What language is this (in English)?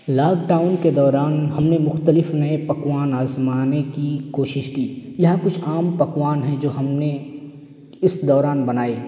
Urdu